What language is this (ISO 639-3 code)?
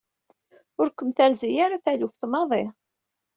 kab